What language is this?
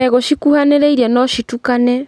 Kikuyu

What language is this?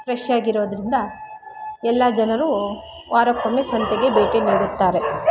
Kannada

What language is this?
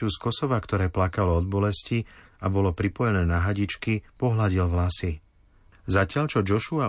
Slovak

